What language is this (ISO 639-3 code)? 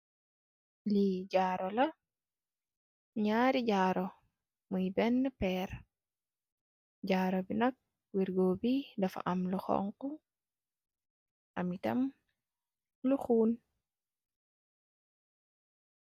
wol